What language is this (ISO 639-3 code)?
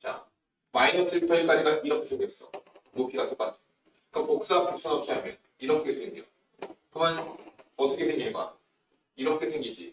kor